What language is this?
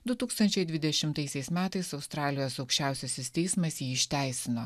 Lithuanian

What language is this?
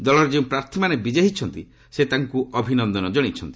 Odia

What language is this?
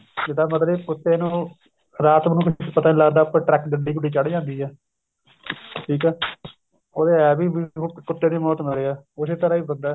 Punjabi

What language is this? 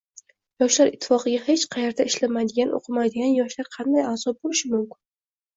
Uzbek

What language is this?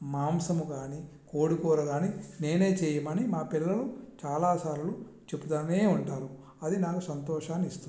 Telugu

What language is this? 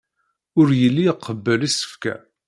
Kabyle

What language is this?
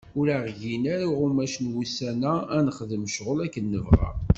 Kabyle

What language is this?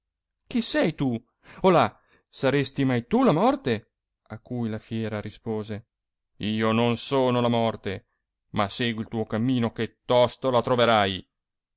Italian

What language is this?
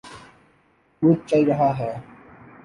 Urdu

